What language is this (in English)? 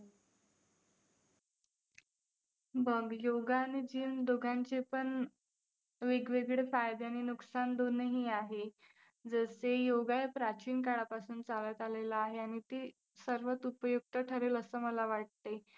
Marathi